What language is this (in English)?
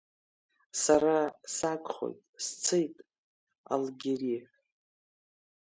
Abkhazian